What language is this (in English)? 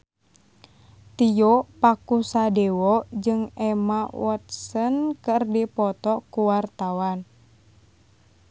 Sundanese